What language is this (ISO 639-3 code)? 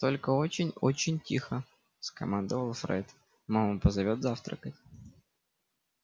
rus